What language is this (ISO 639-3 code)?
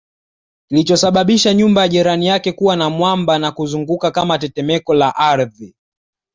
swa